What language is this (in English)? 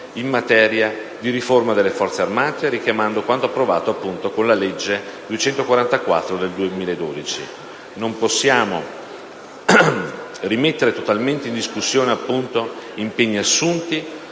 Italian